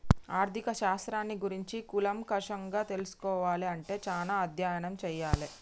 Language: Telugu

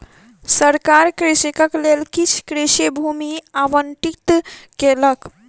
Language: Maithili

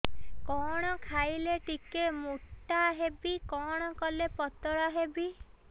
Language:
Odia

